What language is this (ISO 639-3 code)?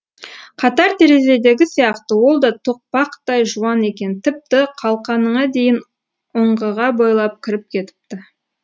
kaz